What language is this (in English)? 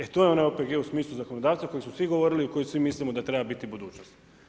Croatian